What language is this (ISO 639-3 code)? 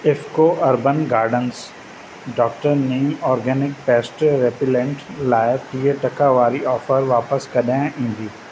snd